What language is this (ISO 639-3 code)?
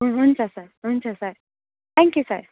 nep